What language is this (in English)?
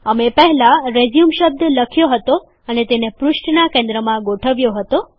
Gujarati